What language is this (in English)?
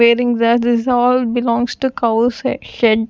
English